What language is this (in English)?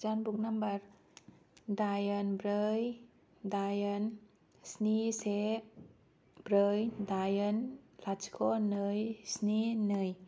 Bodo